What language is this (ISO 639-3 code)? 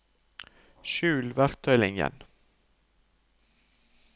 nor